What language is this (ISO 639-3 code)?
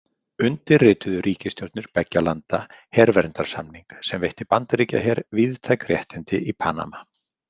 isl